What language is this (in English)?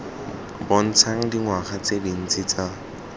Tswana